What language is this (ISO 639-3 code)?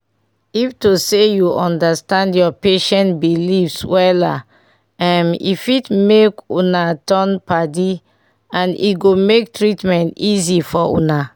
pcm